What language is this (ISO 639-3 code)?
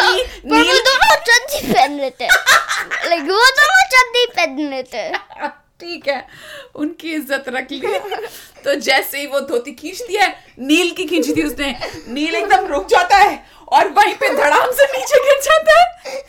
hin